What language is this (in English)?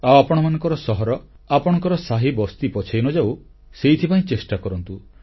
Odia